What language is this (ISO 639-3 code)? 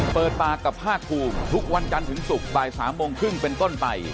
tha